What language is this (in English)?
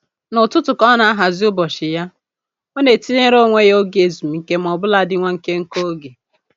Igbo